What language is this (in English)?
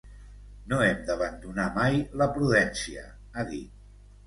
Catalan